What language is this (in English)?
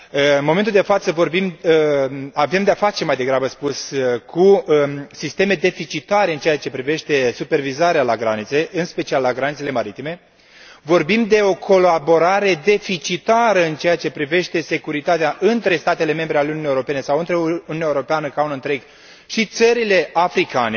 Romanian